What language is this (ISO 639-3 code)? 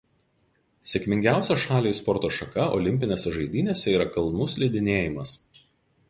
lit